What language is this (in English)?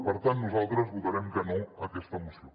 Catalan